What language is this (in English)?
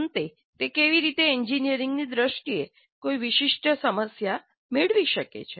Gujarati